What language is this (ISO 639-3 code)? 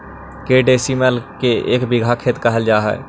mag